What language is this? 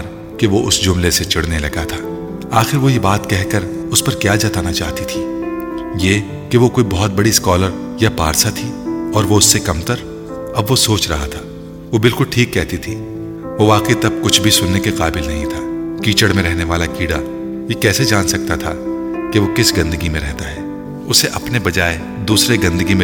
Urdu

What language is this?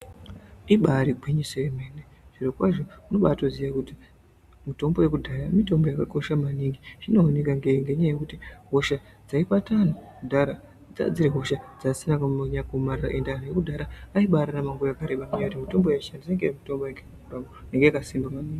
Ndau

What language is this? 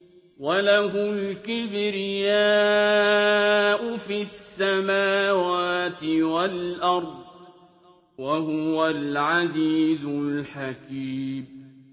Arabic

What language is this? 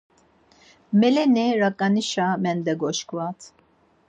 Laz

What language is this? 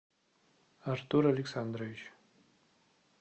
Russian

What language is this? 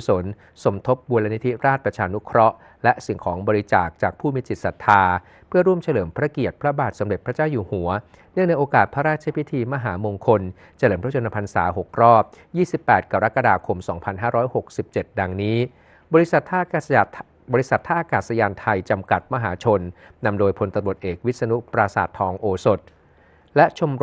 Thai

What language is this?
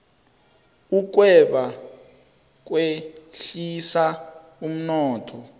South Ndebele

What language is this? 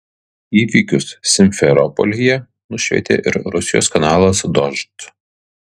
Lithuanian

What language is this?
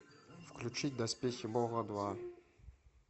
Russian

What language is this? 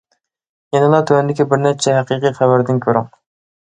Uyghur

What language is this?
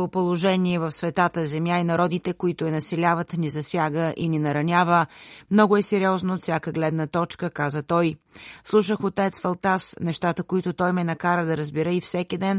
Bulgarian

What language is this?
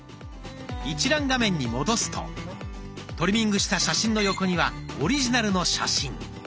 Japanese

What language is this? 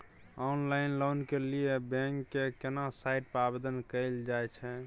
Maithili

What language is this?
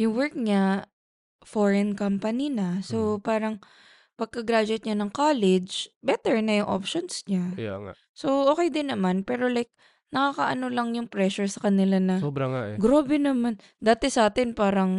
Filipino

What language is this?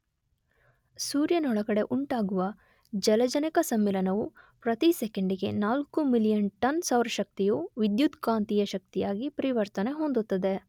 Kannada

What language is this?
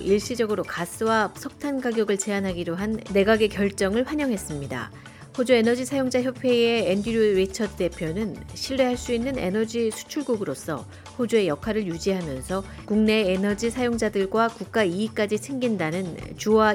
Korean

